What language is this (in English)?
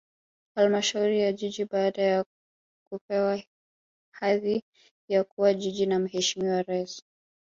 Swahili